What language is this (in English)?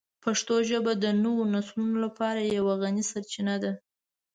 Pashto